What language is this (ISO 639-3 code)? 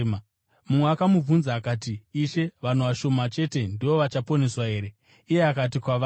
sna